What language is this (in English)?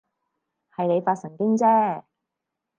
Cantonese